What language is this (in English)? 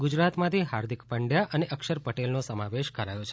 Gujarati